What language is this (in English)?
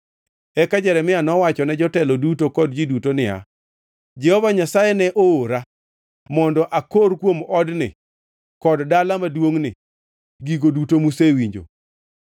Luo (Kenya and Tanzania)